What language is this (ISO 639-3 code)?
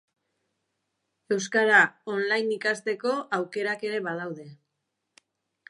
eus